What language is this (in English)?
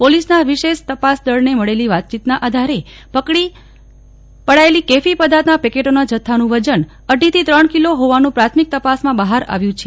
Gujarati